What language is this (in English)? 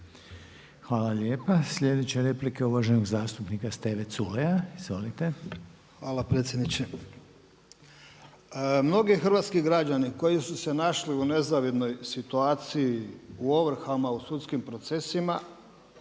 Croatian